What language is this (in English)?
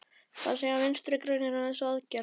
Icelandic